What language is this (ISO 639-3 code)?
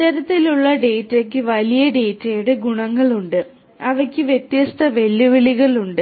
mal